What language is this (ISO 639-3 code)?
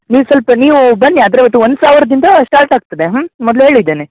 kan